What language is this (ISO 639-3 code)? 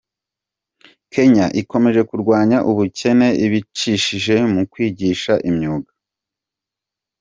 kin